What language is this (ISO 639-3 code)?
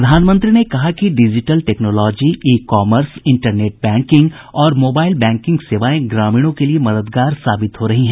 hin